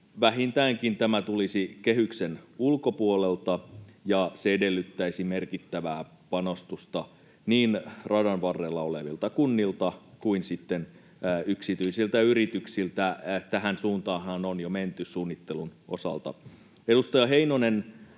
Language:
Finnish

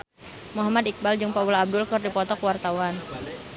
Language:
Sundanese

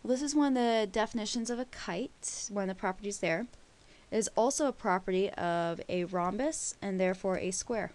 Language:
English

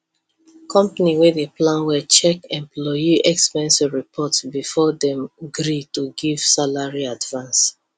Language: Nigerian Pidgin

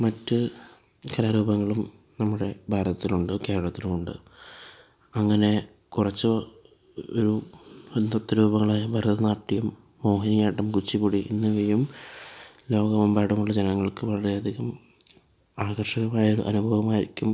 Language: Malayalam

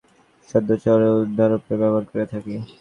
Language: Bangla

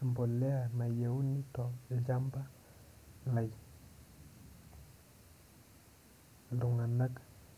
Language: Masai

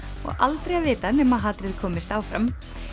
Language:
Icelandic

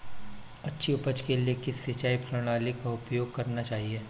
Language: Hindi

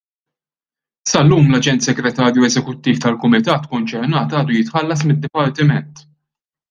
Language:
Maltese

